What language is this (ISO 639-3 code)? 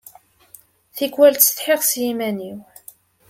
kab